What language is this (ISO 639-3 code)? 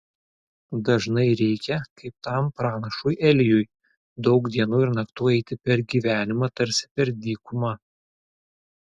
lit